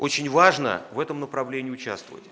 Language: Russian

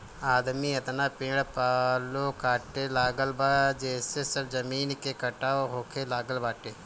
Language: Bhojpuri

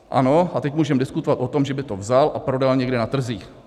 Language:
Czech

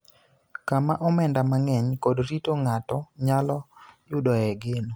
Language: Luo (Kenya and Tanzania)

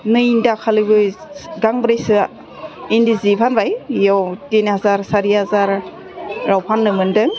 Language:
Bodo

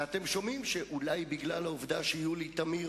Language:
Hebrew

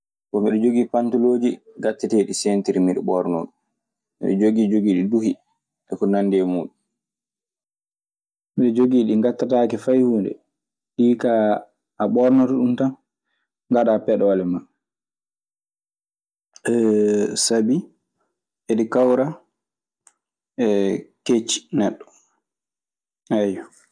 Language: Maasina Fulfulde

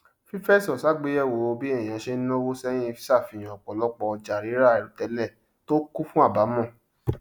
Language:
Yoruba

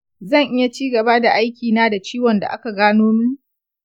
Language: Hausa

